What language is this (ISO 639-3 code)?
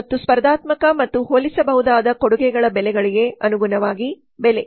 kan